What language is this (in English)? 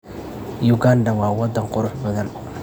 Somali